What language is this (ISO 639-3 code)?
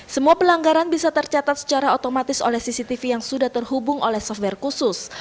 ind